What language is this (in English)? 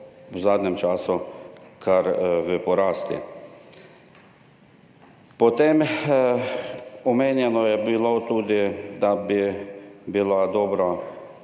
Slovenian